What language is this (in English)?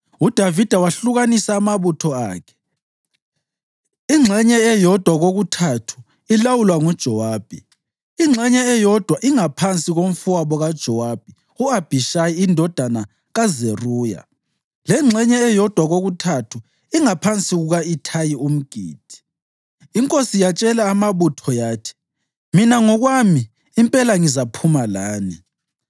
North Ndebele